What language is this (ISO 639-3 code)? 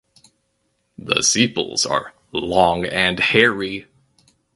eng